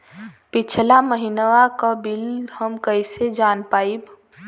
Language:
Bhojpuri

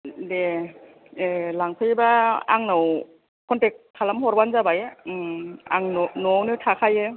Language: Bodo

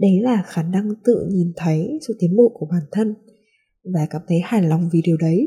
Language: Vietnamese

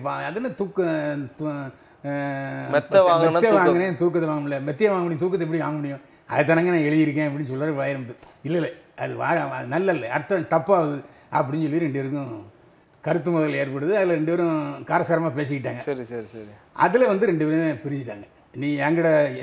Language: Tamil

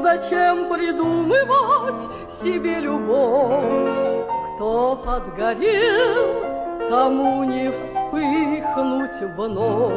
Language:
Russian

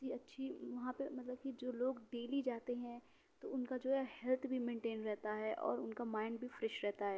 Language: Urdu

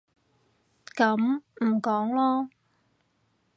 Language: Cantonese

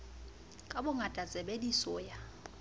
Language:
Southern Sotho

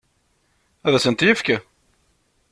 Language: Kabyle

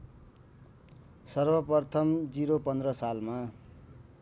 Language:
Nepali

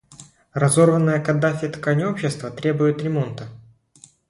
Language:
Russian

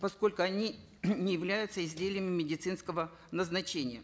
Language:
Kazakh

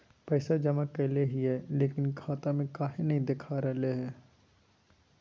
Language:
Magahi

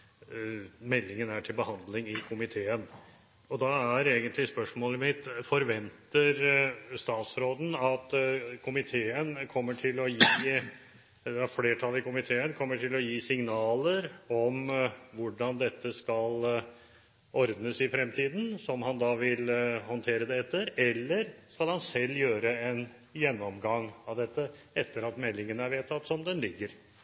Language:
Norwegian Bokmål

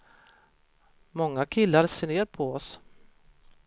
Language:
Swedish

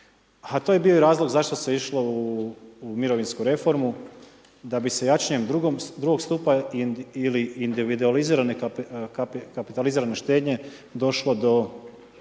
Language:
Croatian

